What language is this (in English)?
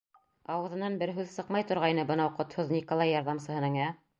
Bashkir